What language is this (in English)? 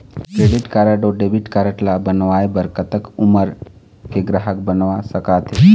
Chhattisgarhi